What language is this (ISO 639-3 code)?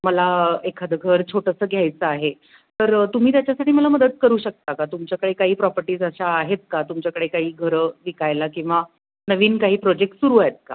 mar